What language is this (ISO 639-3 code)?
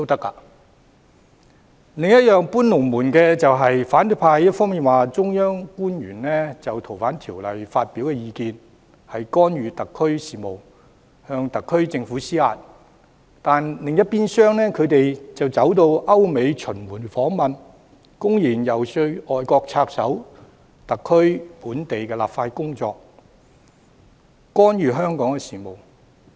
yue